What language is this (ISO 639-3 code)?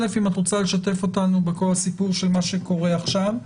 heb